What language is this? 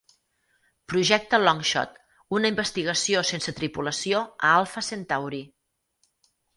Catalan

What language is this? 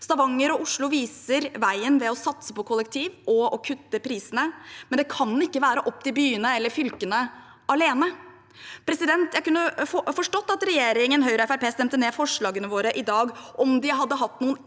Norwegian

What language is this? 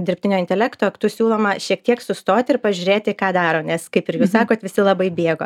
Lithuanian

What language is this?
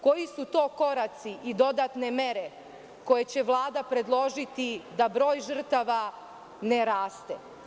Serbian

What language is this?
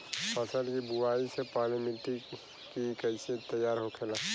Bhojpuri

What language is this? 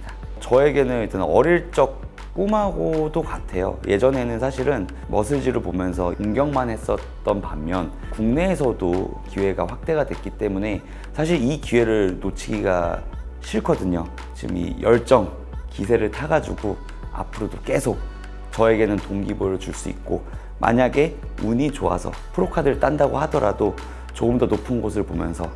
Korean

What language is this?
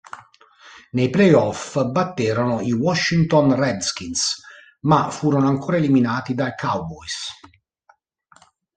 Italian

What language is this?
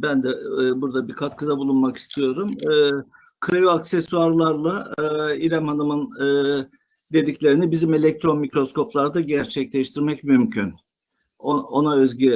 Turkish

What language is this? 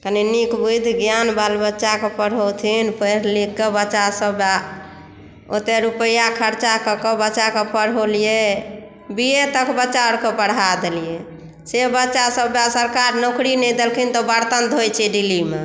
Maithili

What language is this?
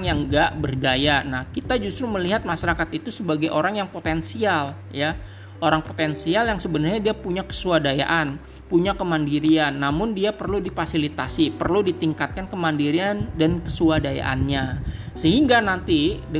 Indonesian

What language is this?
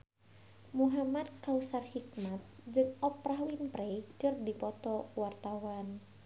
Sundanese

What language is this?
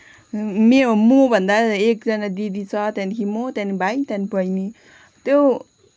Nepali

